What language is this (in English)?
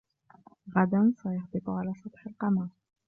Arabic